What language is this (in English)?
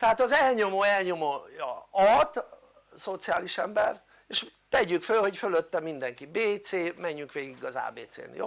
Hungarian